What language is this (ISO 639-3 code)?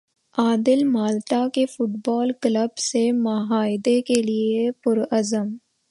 urd